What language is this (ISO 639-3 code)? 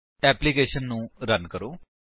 pan